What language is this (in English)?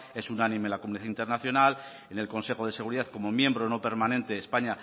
Spanish